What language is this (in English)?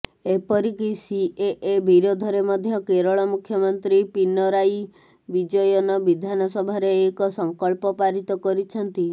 Odia